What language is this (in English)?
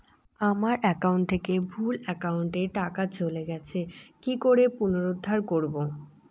Bangla